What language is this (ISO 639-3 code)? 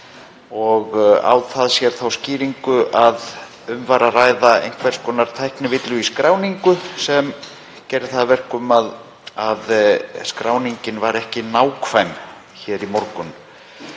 isl